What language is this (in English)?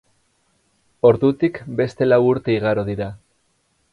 Basque